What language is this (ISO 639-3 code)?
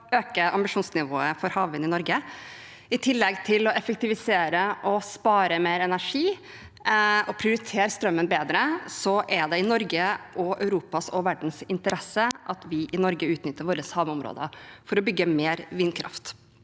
nor